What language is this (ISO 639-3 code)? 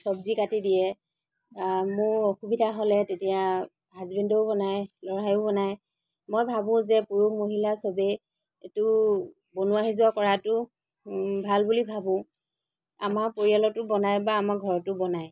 asm